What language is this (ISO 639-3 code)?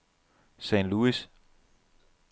dan